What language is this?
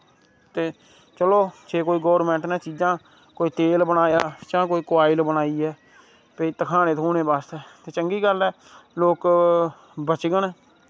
Dogri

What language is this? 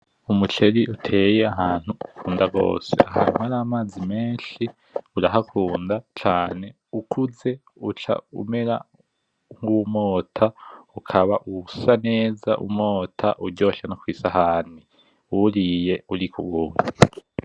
Rundi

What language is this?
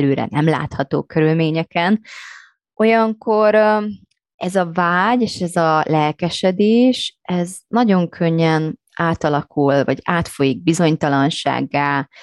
Hungarian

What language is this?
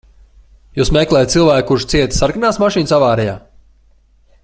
Latvian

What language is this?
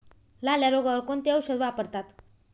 Marathi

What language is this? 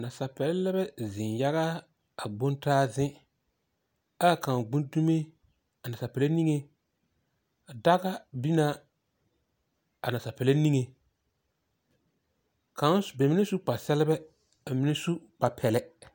Southern Dagaare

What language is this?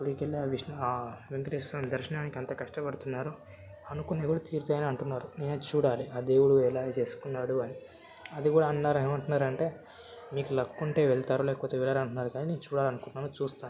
Telugu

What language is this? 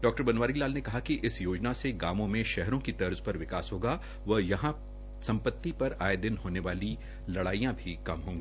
Hindi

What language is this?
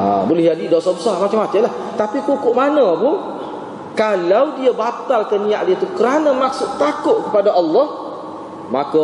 Malay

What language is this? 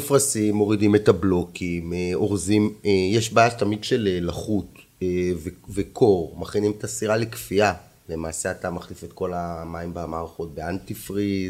Hebrew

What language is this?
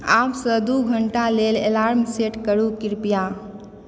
Maithili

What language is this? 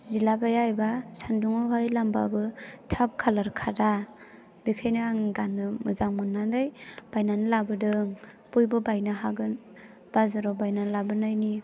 Bodo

